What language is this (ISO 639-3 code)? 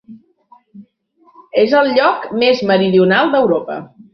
cat